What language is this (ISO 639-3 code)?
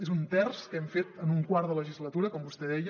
cat